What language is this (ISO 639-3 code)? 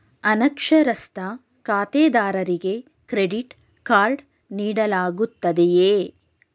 kan